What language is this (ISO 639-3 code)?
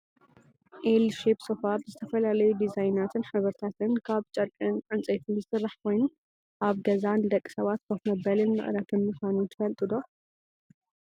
tir